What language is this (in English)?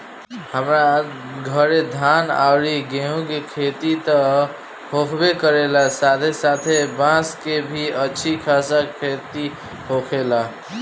Bhojpuri